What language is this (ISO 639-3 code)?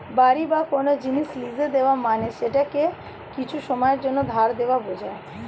ben